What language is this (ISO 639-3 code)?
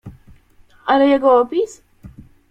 pol